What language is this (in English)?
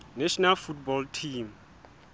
Southern Sotho